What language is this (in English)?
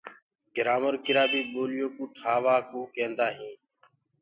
Gurgula